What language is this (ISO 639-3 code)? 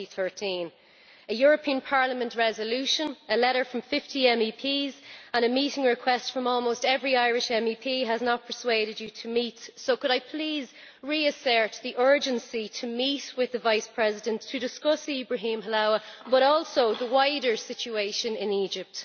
eng